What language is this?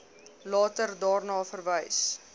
Afrikaans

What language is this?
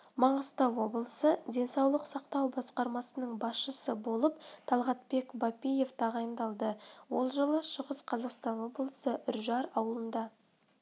Kazakh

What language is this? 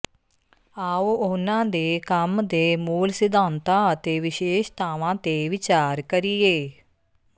Punjabi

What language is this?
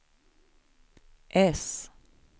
Swedish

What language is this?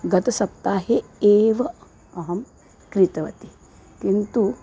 Sanskrit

